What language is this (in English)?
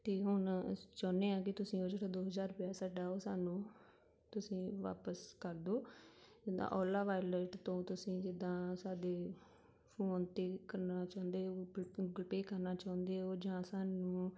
Punjabi